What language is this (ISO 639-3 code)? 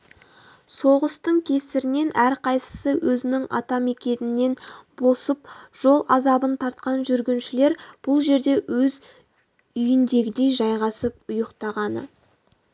kaz